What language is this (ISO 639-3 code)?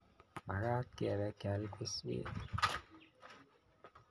kln